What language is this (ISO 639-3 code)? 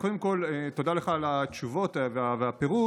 heb